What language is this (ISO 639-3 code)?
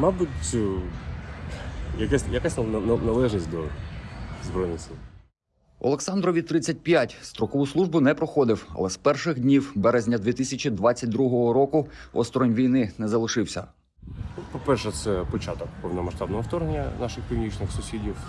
ukr